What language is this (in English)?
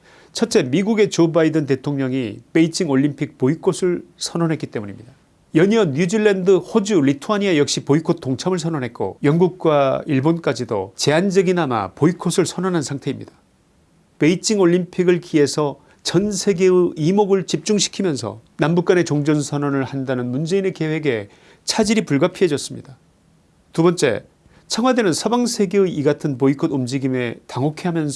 Korean